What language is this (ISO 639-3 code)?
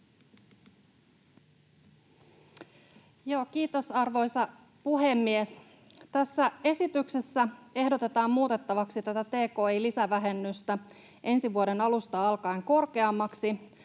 fin